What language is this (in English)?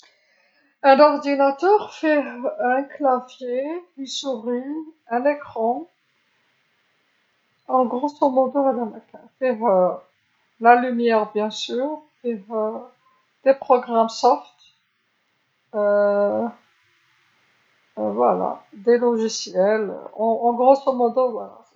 Algerian Arabic